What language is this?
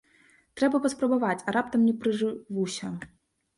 Belarusian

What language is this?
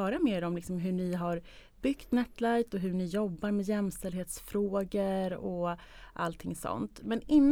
Swedish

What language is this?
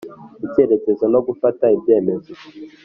Kinyarwanda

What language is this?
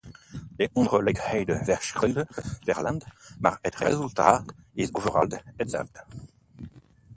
Dutch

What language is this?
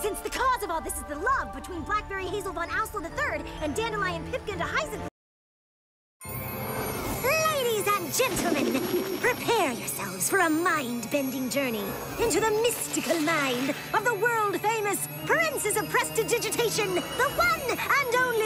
English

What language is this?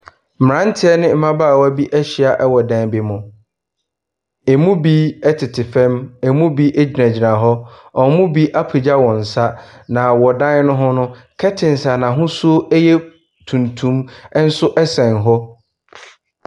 Akan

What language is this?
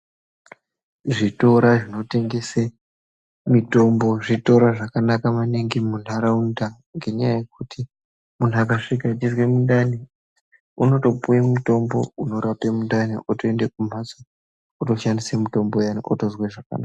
Ndau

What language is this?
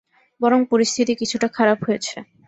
Bangla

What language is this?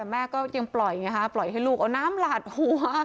Thai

